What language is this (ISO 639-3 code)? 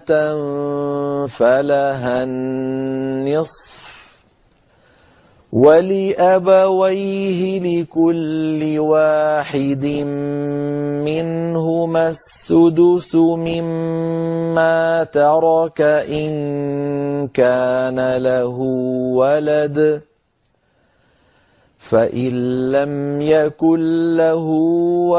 ara